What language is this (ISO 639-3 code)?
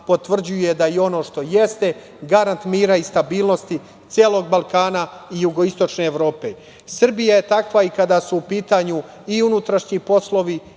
srp